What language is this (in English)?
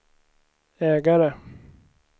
Swedish